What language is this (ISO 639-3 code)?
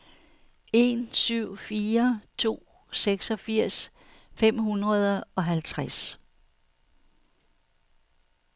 dan